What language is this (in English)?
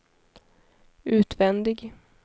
Swedish